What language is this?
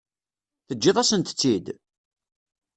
Kabyle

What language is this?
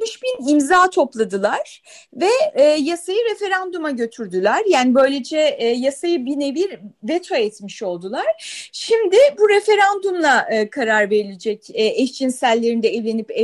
Turkish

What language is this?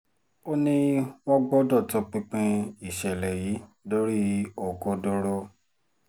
Yoruba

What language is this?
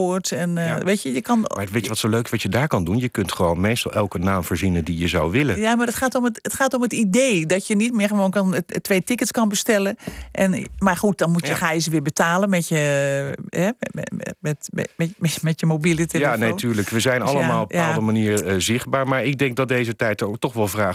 Dutch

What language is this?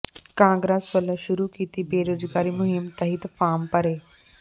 Punjabi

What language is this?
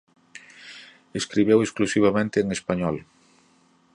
Galician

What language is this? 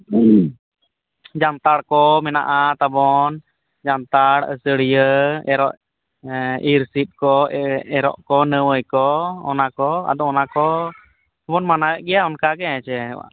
Santali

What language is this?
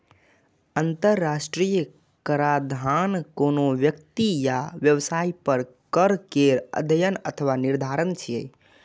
Maithili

